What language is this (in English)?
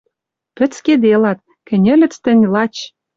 Western Mari